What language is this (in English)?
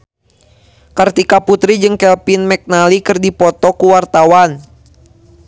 Sundanese